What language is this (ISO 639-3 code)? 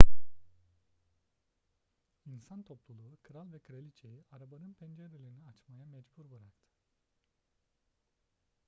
tur